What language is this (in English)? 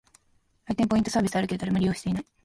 Japanese